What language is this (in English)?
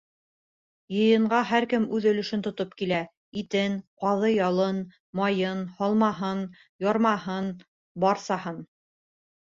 Bashkir